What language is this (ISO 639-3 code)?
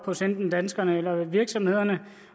dan